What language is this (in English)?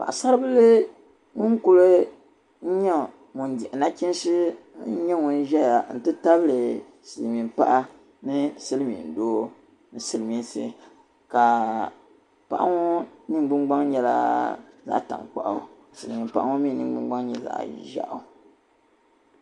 Dagbani